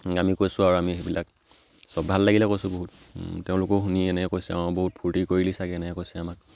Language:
Assamese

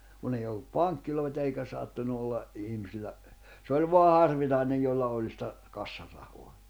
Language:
Finnish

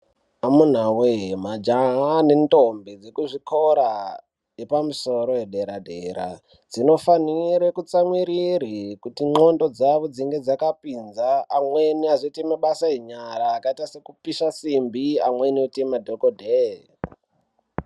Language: Ndau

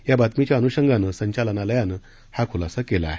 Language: Marathi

